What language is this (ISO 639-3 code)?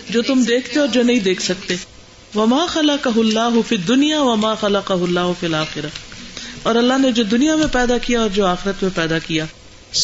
urd